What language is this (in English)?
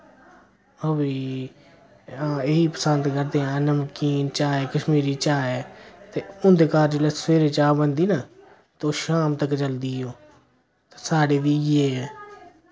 Dogri